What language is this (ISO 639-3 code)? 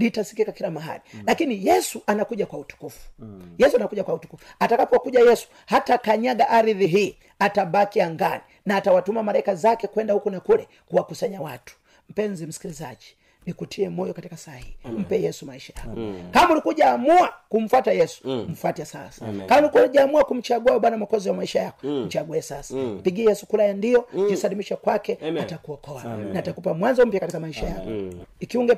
swa